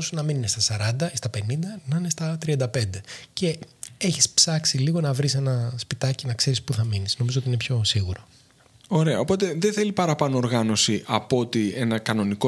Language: Greek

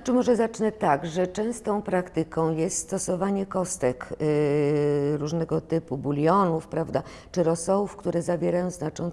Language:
Polish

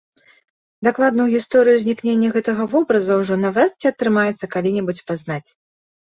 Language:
Belarusian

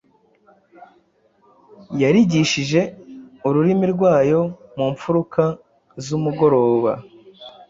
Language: Kinyarwanda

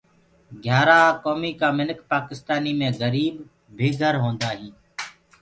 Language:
Gurgula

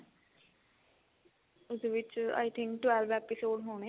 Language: Punjabi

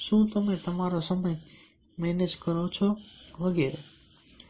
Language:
Gujarati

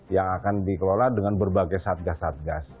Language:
Indonesian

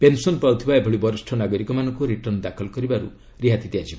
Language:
Odia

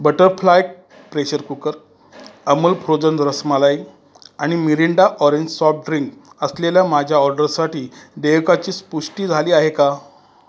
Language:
Marathi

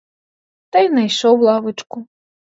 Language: Ukrainian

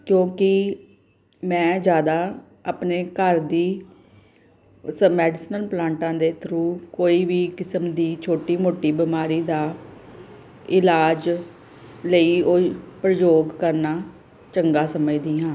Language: Punjabi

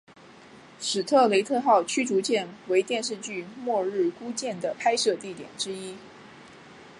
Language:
Chinese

